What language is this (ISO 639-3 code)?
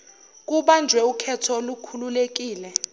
zul